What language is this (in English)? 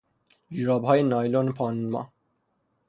Persian